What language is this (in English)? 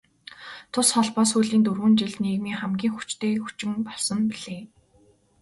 Mongolian